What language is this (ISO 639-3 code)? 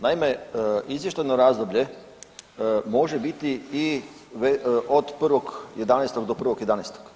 hrv